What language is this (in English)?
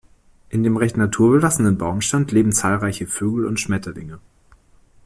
German